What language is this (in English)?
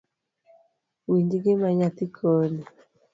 Luo (Kenya and Tanzania)